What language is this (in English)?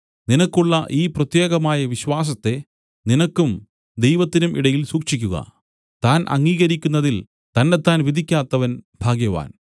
Malayalam